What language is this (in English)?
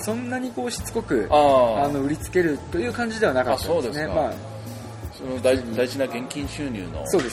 Japanese